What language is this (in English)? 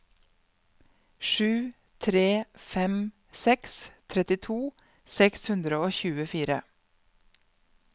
Norwegian